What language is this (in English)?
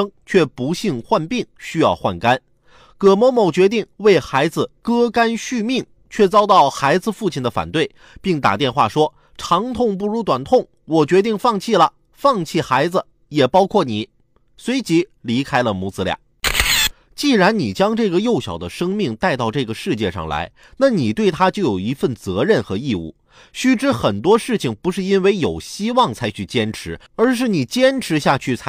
Chinese